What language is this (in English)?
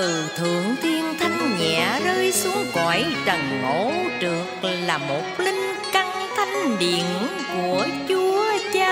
Vietnamese